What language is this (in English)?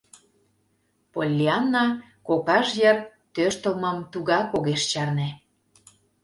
Mari